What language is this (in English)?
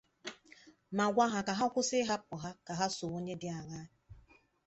Igbo